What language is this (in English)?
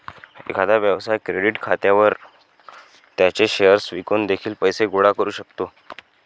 Marathi